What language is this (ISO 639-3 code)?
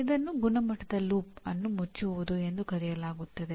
kan